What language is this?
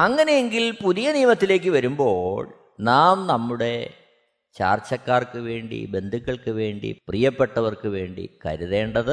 Malayalam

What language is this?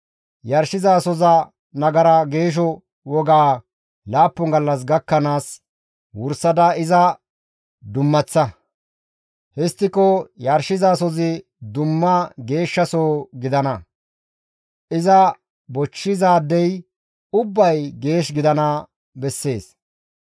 Gamo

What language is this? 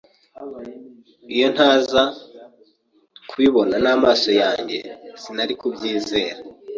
Kinyarwanda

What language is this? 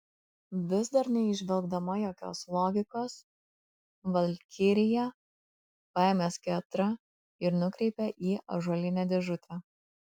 Lithuanian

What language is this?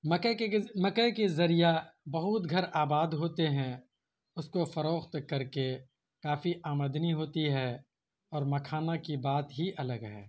Urdu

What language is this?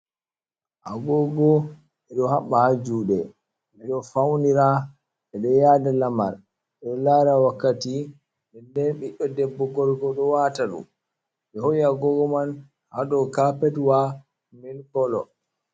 Fula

